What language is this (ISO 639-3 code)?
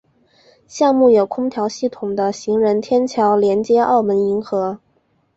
zho